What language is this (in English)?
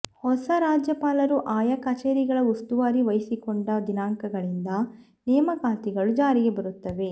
Kannada